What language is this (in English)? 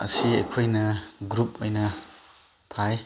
Manipuri